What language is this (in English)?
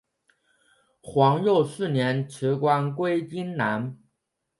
Chinese